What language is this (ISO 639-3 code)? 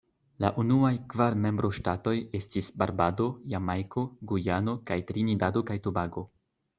epo